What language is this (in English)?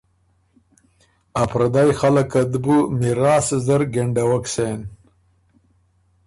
Ormuri